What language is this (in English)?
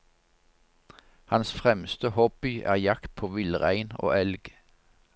Norwegian